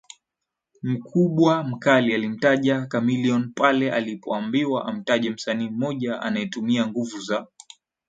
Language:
Swahili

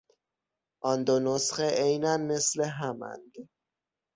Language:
Persian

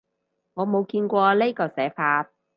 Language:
Cantonese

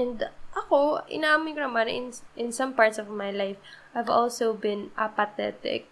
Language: Filipino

